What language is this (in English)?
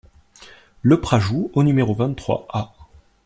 French